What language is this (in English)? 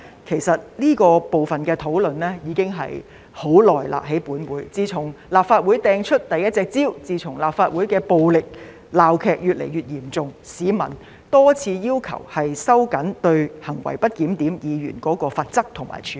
Cantonese